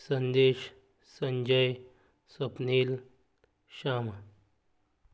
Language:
Konkani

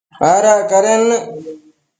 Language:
Matsés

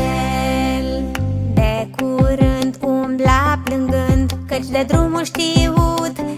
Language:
Romanian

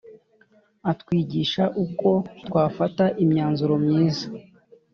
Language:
Kinyarwanda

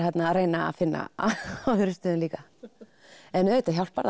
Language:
Icelandic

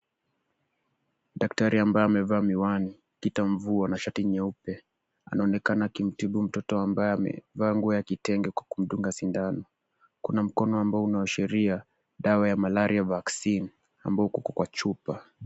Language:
Swahili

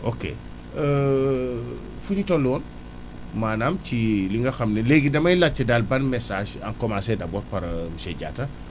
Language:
Wolof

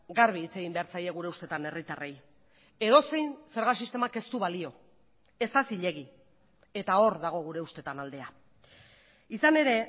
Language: Basque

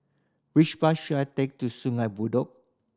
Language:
English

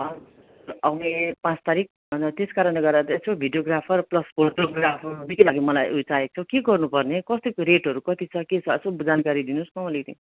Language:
Nepali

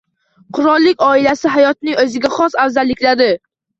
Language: Uzbek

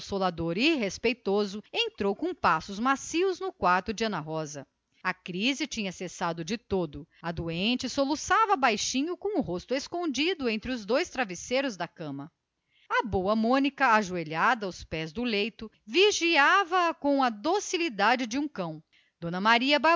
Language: Portuguese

